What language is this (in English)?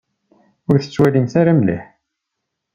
Kabyle